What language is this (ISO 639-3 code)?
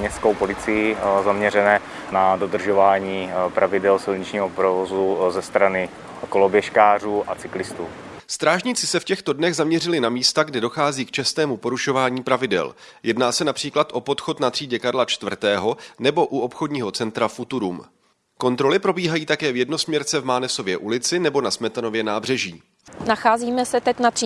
ces